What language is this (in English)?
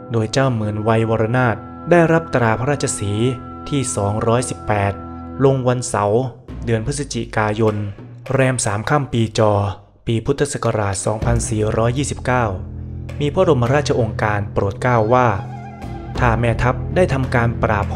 Thai